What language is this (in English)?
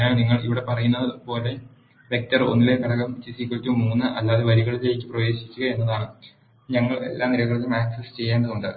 Malayalam